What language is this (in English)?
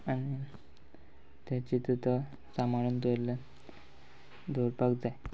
Konkani